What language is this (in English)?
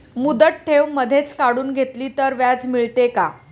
Marathi